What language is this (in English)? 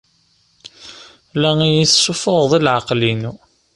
Kabyle